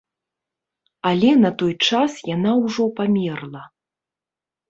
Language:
Belarusian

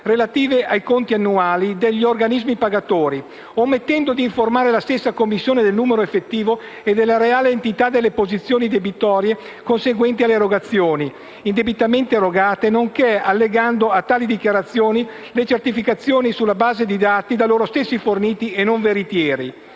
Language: Italian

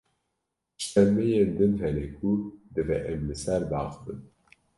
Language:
Kurdish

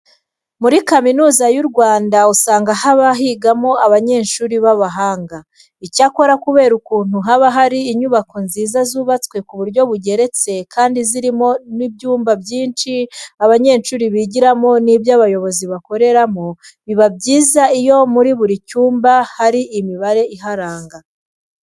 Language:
Kinyarwanda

